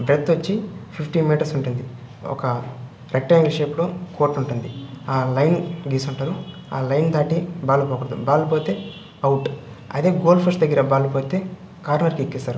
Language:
Telugu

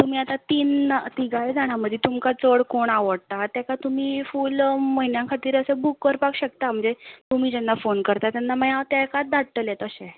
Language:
Konkani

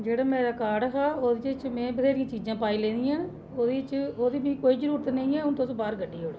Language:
Dogri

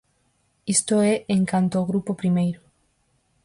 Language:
Galician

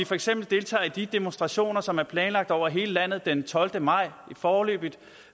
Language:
Danish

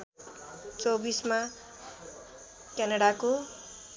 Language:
Nepali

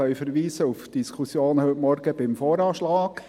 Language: Swiss German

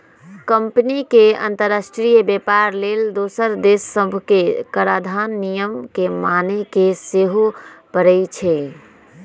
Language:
Magahi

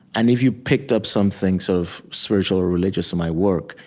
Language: English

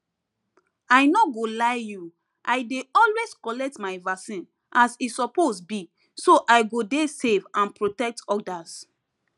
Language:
Nigerian Pidgin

